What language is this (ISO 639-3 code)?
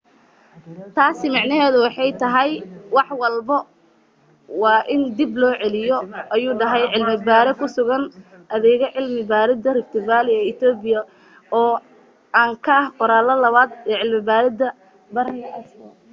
som